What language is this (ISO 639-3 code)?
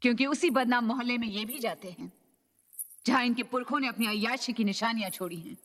hin